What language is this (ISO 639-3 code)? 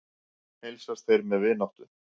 isl